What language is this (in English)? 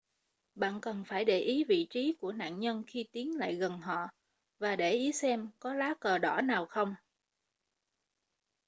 Vietnamese